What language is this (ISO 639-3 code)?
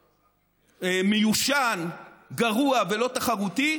heb